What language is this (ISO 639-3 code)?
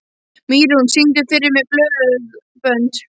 isl